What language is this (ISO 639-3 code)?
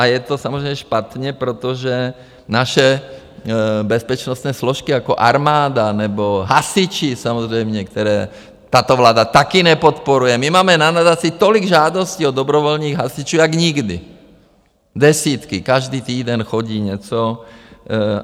ces